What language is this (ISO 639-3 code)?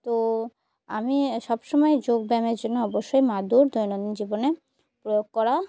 ben